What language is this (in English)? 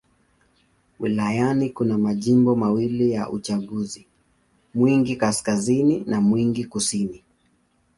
Swahili